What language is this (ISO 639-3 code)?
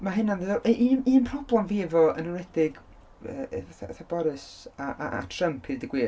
cym